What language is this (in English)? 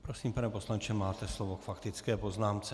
Czech